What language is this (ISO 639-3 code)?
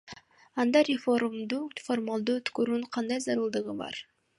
kir